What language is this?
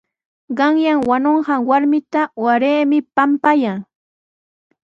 Sihuas Ancash Quechua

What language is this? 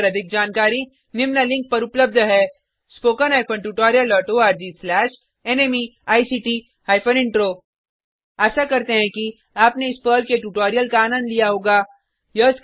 Hindi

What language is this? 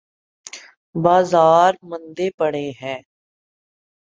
Urdu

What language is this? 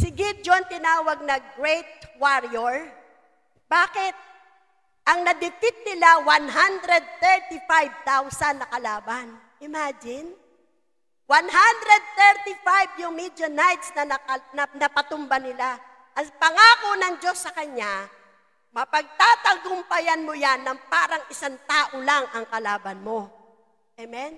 Filipino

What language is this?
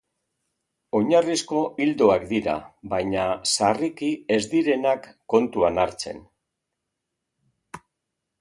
Basque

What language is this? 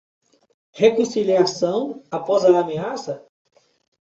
Portuguese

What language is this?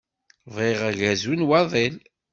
Kabyle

